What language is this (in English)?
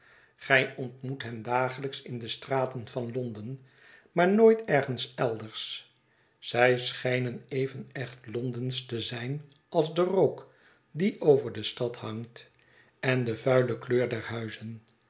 Dutch